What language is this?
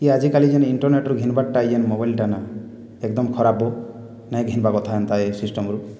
Odia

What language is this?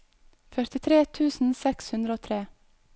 Norwegian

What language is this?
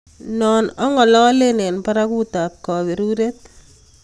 Kalenjin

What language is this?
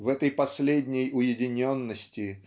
Russian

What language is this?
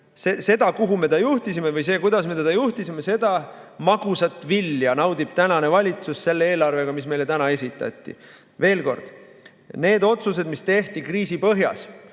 Estonian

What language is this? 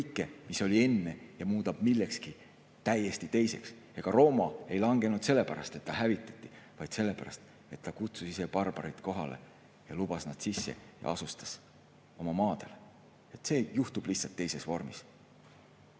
Estonian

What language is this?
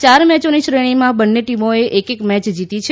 Gujarati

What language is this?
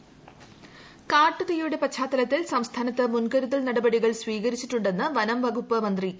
Malayalam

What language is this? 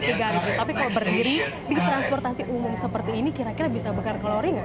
Indonesian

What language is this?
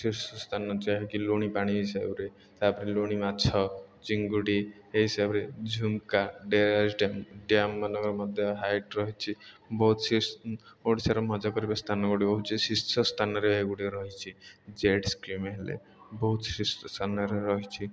Odia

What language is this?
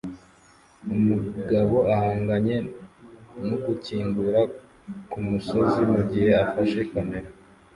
Kinyarwanda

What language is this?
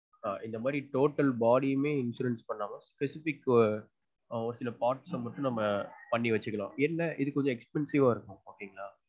Tamil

